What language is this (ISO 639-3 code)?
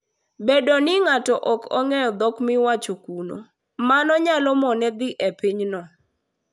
luo